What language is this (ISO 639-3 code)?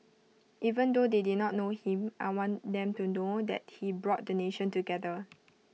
eng